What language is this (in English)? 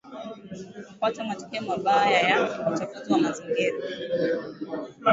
Swahili